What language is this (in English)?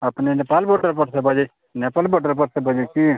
Maithili